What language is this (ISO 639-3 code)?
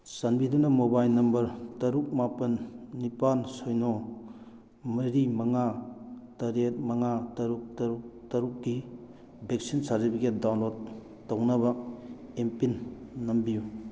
mni